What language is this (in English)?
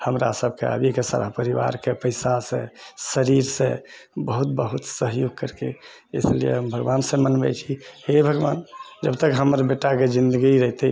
Maithili